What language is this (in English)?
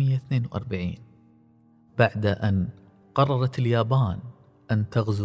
Arabic